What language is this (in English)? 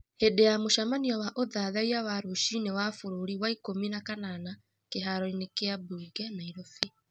Kikuyu